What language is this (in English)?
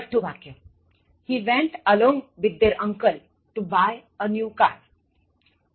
Gujarati